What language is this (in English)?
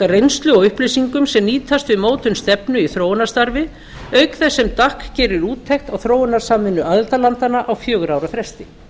Icelandic